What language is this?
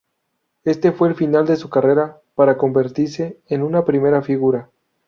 Spanish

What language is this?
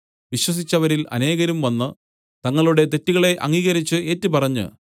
Malayalam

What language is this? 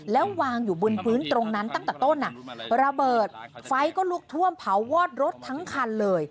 Thai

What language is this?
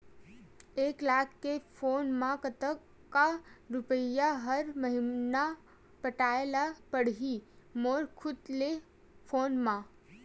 Chhattisgarhi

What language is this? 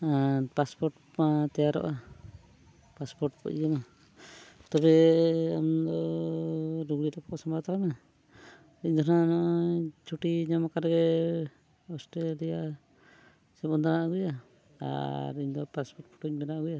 Santali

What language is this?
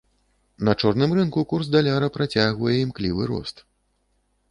Belarusian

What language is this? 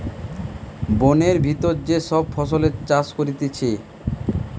Bangla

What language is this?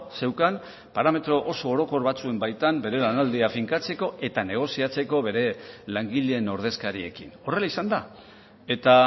Basque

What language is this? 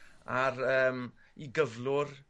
Welsh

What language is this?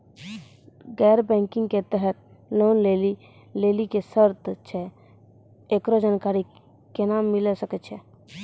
Maithili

